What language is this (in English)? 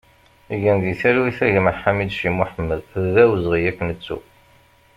Kabyle